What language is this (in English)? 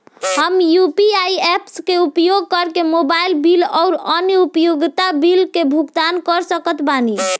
Bhojpuri